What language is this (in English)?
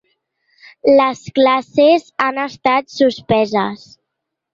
Catalan